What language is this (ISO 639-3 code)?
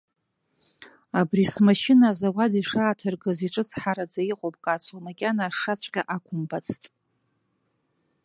abk